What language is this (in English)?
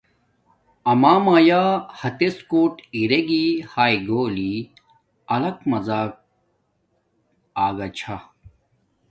Domaaki